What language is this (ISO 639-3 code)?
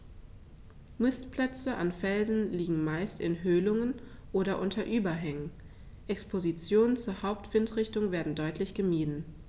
deu